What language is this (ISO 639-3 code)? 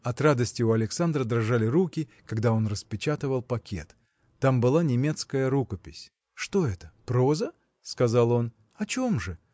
rus